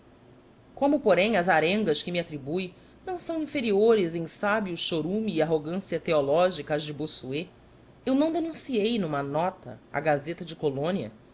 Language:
Portuguese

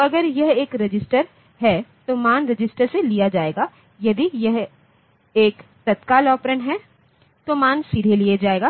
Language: Hindi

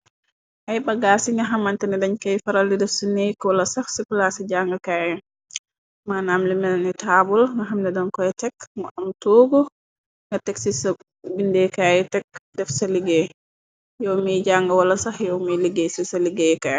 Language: Wolof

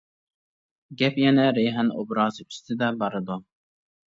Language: Uyghur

